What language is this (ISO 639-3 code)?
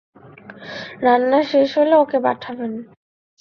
ben